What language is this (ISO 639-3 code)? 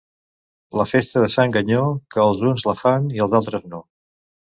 cat